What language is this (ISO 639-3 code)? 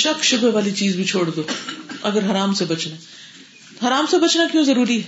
urd